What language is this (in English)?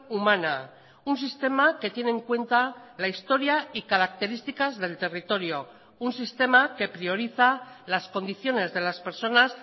Spanish